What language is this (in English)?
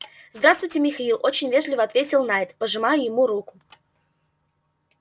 Russian